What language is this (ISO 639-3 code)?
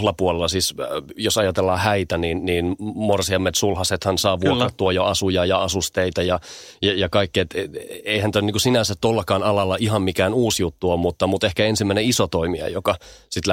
fin